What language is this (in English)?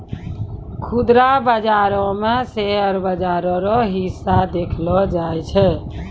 Maithili